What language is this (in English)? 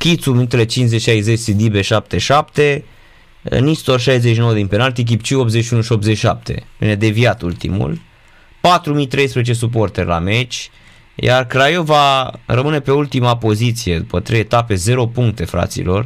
Romanian